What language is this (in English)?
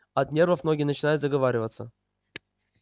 Russian